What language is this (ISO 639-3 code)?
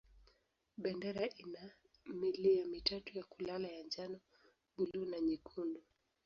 swa